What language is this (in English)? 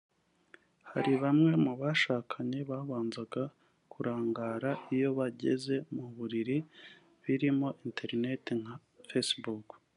Kinyarwanda